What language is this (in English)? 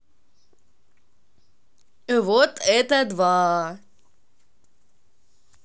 Russian